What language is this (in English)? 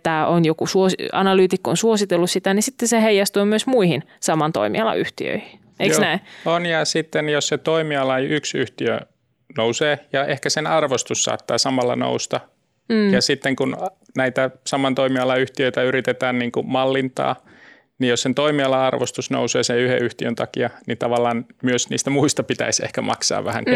Finnish